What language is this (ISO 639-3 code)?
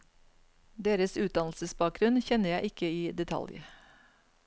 nor